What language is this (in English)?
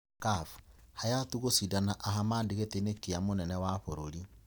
Kikuyu